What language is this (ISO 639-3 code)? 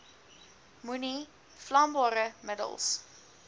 afr